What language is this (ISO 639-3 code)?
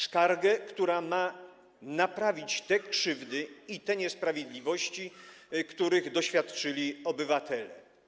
pol